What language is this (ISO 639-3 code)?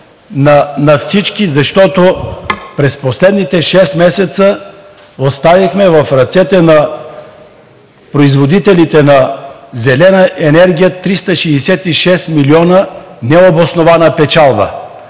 bul